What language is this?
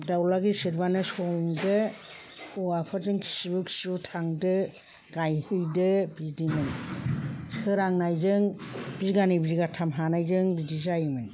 Bodo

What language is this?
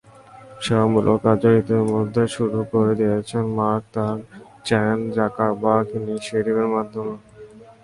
Bangla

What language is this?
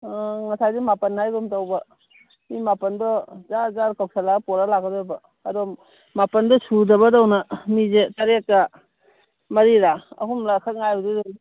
Manipuri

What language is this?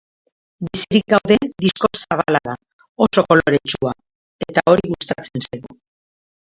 Basque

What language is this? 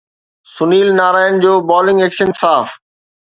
Sindhi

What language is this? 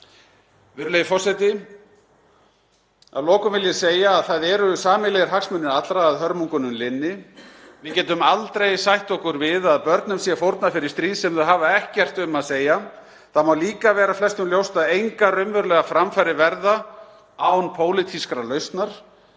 Icelandic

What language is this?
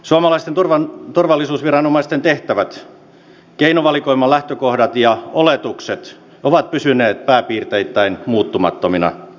Finnish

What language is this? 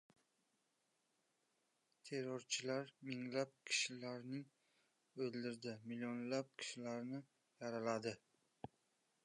Uzbek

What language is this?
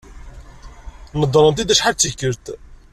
Kabyle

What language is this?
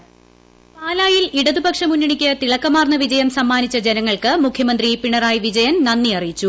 Malayalam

